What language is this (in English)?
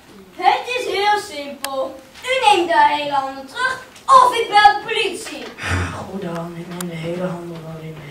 Dutch